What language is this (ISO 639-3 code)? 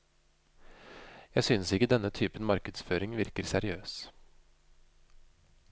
nor